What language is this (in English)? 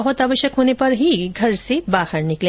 Hindi